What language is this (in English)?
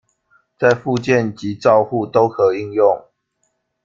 Chinese